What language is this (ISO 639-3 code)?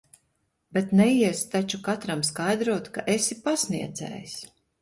lav